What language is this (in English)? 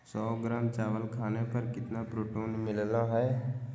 Magahi